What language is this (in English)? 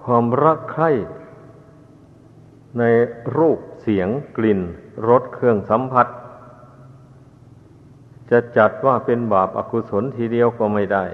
Thai